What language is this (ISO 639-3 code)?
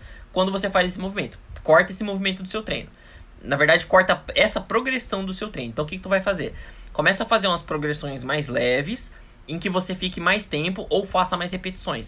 por